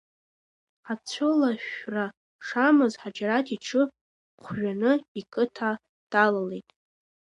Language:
Abkhazian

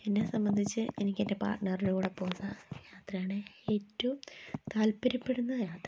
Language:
Malayalam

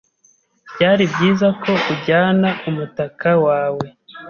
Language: Kinyarwanda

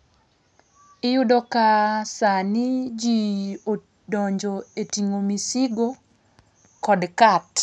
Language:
Luo (Kenya and Tanzania)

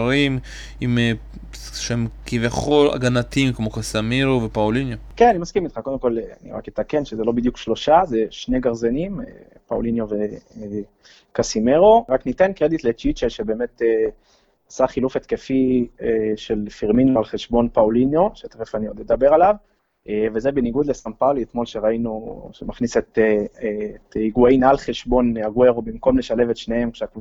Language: Hebrew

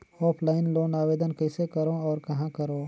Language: Chhattisgarhi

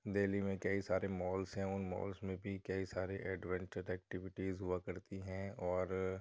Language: Urdu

